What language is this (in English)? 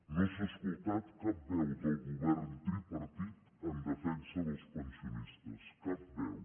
Catalan